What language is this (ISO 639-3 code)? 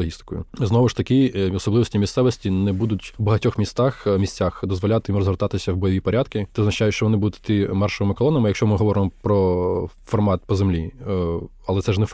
ukr